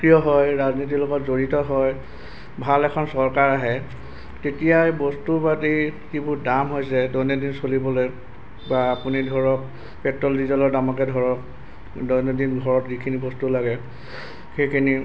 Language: Assamese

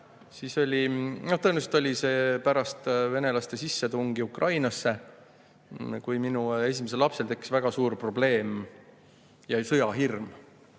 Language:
Estonian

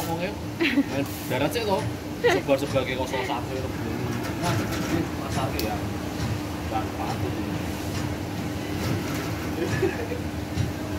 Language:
Indonesian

